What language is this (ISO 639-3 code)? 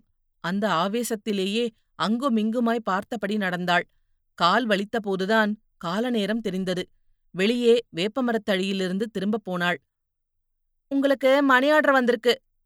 tam